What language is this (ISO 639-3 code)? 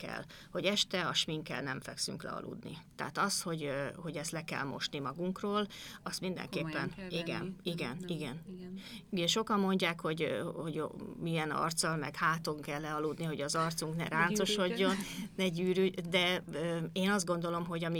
hun